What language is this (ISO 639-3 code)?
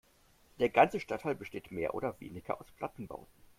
deu